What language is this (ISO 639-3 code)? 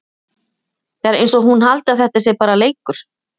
isl